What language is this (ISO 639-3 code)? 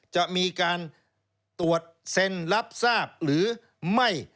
tha